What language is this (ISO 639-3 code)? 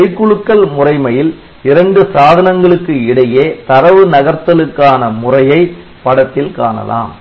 tam